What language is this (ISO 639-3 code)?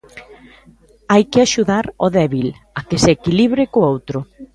glg